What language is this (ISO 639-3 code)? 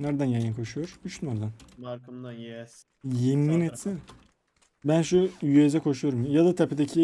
tur